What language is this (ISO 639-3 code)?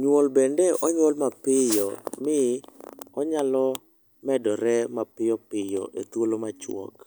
luo